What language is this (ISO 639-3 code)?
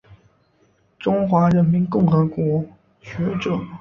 zho